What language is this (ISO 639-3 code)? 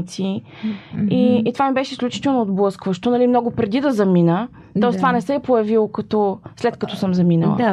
bul